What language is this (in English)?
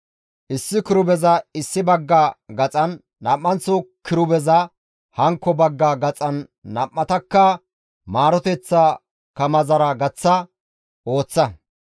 Gamo